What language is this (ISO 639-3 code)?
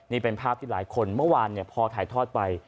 tha